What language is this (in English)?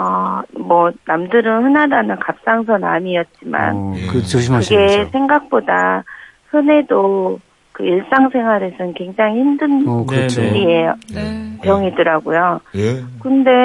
Korean